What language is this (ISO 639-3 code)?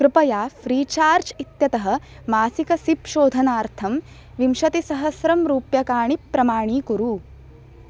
san